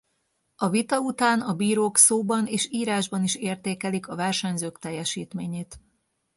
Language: Hungarian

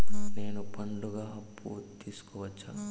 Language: Telugu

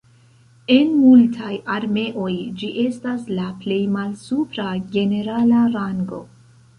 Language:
Esperanto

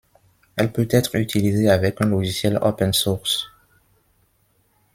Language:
French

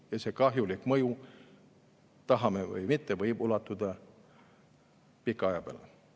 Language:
Estonian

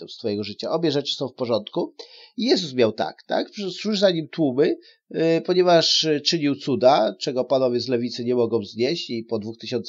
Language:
Polish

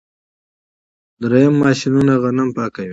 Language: Pashto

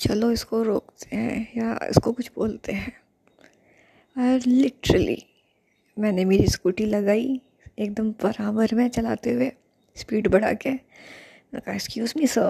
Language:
Hindi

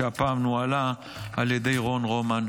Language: Hebrew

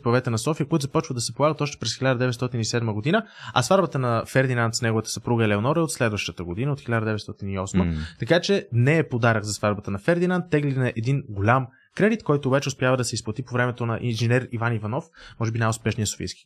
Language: Bulgarian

